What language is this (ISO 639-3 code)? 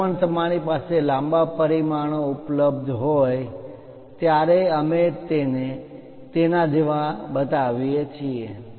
guj